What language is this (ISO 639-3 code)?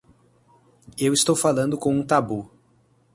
por